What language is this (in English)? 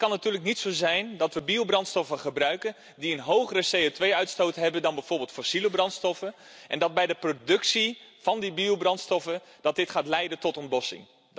Dutch